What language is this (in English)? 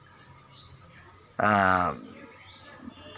Santali